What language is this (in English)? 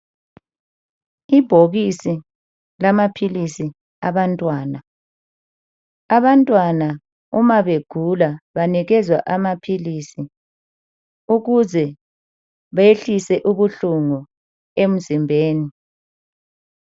North Ndebele